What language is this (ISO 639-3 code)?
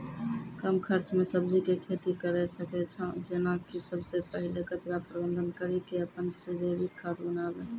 mai